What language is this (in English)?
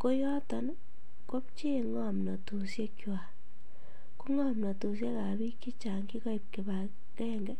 Kalenjin